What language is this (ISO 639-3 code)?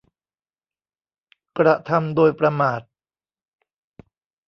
tha